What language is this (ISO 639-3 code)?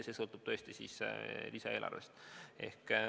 est